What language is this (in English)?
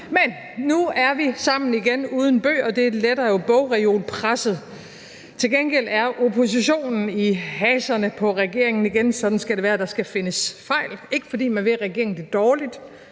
Danish